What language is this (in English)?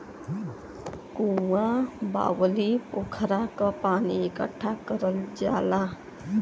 Bhojpuri